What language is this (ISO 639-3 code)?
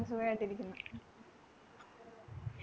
mal